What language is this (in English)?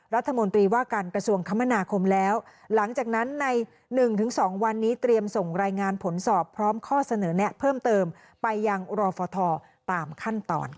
Thai